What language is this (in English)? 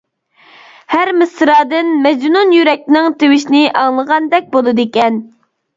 Uyghur